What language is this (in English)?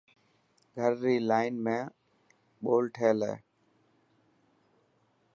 Dhatki